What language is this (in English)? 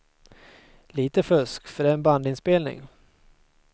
Swedish